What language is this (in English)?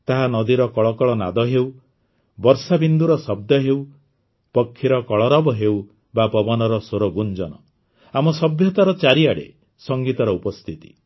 Odia